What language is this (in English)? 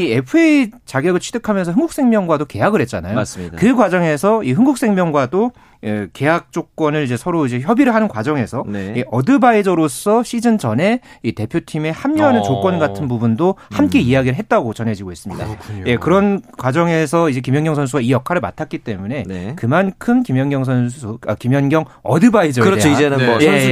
Korean